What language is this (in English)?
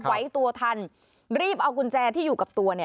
Thai